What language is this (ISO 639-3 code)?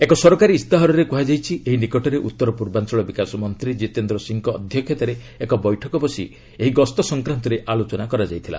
ori